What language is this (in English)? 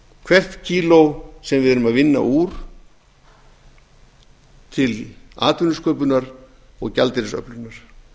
Icelandic